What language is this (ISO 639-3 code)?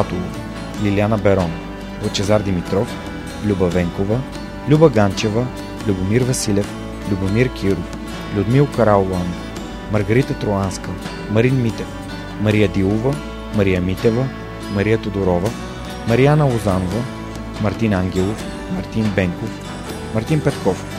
bul